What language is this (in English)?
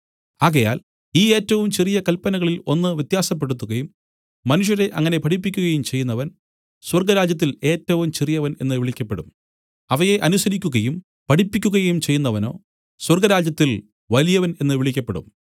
Malayalam